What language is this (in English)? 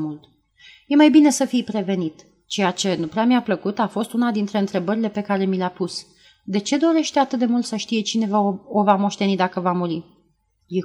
Romanian